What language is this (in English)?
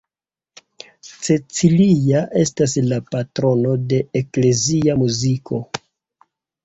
Esperanto